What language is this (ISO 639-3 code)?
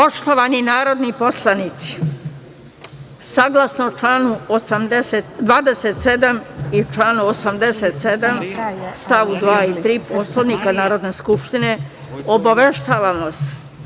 srp